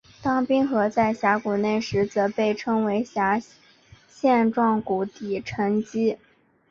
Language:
Chinese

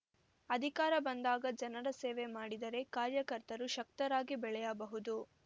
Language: Kannada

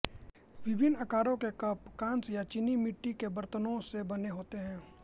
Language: Hindi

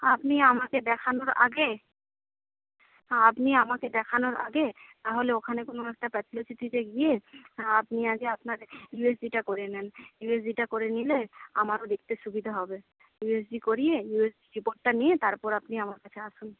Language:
Bangla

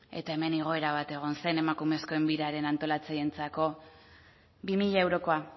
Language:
Basque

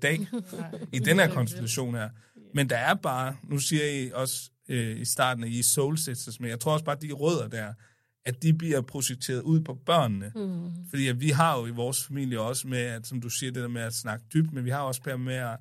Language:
Danish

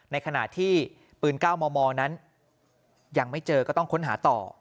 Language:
Thai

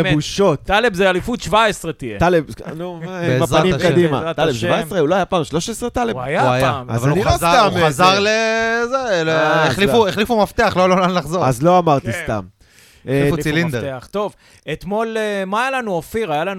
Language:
Hebrew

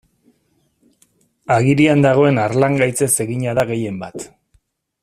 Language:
Basque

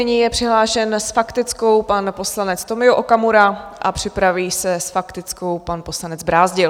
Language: Czech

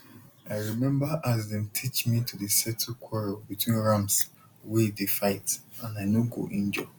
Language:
Nigerian Pidgin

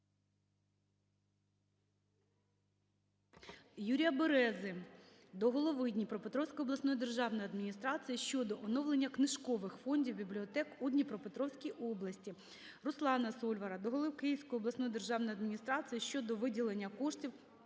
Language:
Ukrainian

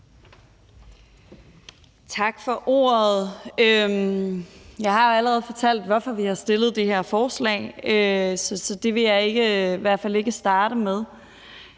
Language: Danish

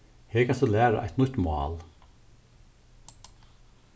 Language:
Faroese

